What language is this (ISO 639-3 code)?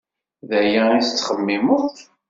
kab